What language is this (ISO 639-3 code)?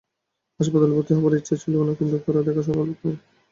ben